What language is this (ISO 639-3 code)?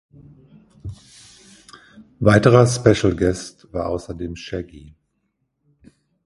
deu